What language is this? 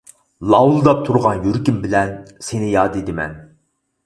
Uyghur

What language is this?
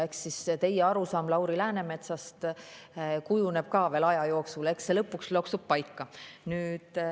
Estonian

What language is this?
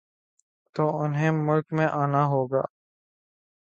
Urdu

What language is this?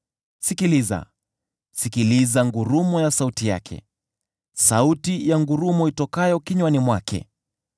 Swahili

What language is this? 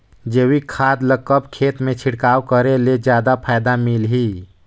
Chhattisgarhi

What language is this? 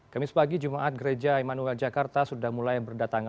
Indonesian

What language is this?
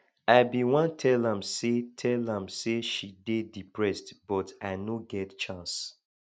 Nigerian Pidgin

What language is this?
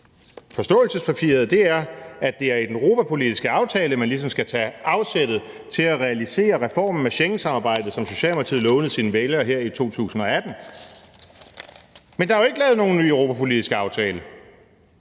Danish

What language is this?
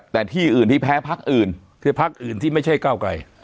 Thai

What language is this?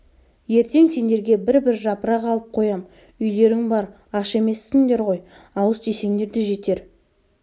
Kazakh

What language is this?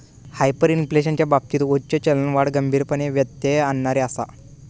Marathi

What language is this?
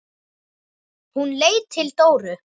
Icelandic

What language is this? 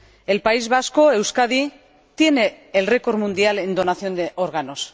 Spanish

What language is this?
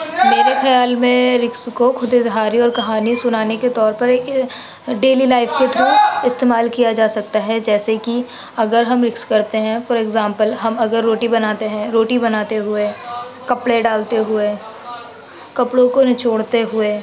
Urdu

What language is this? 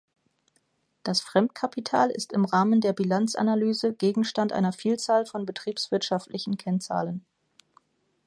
German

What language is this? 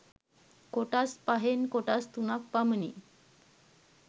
Sinhala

